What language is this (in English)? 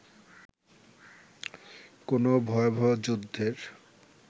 Bangla